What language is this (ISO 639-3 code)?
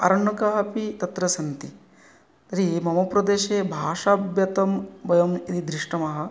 san